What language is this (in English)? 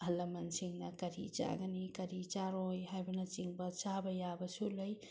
Manipuri